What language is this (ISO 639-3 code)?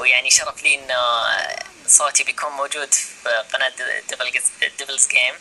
ara